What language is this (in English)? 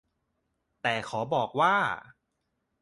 Thai